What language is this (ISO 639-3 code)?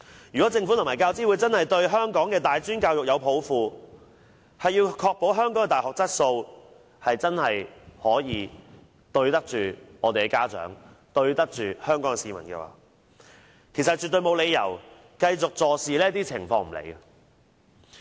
yue